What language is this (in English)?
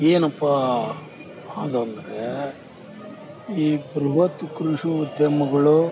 Kannada